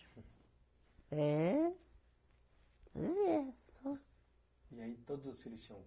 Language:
Portuguese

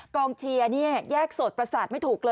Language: Thai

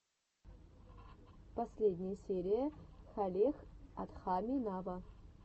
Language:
Russian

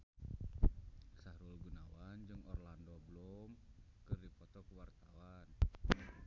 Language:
Sundanese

